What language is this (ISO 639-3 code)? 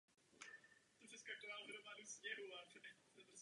ces